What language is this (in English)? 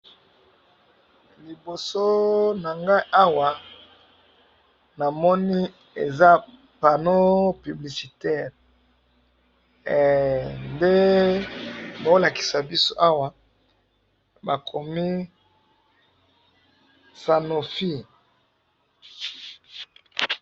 Lingala